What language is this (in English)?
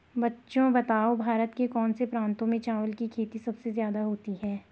Hindi